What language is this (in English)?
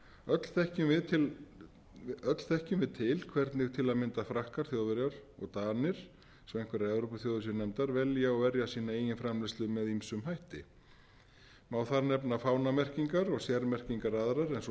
Icelandic